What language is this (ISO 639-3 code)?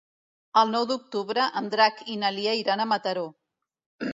cat